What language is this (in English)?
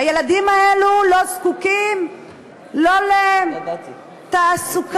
Hebrew